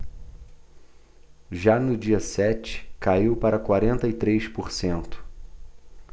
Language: Portuguese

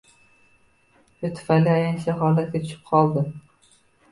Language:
Uzbek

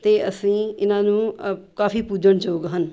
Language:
Punjabi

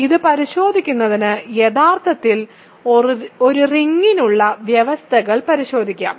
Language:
Malayalam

